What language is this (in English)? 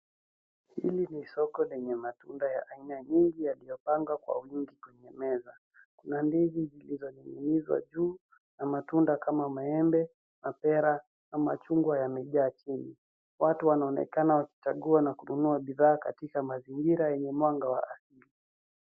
Swahili